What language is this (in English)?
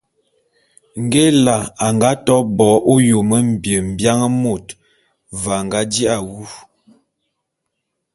Bulu